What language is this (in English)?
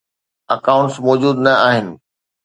Sindhi